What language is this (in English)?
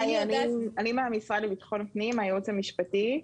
Hebrew